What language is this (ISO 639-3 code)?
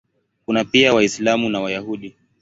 swa